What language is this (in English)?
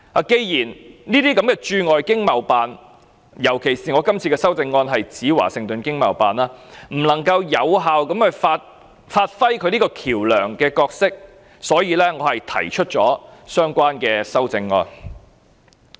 Cantonese